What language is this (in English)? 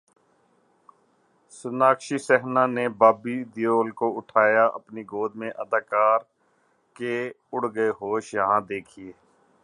Urdu